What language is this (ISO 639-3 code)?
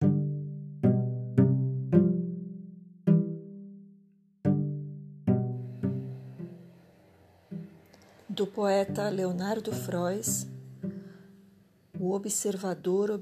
por